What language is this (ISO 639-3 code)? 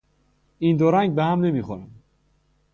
fas